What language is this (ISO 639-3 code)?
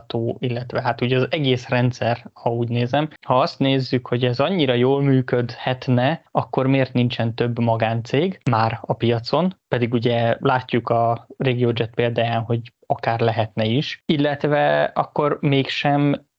hun